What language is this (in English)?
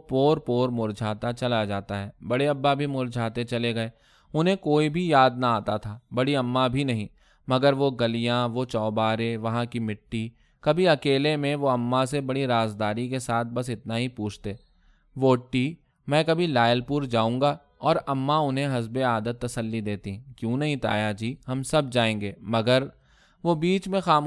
Urdu